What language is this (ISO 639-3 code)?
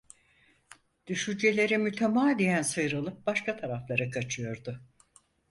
tur